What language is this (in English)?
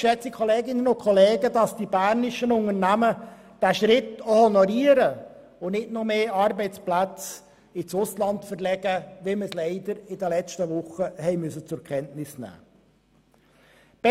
Swiss German